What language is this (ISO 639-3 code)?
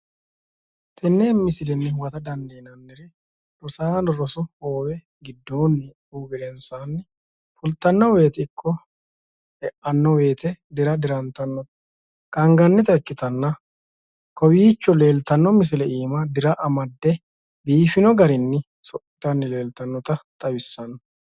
sid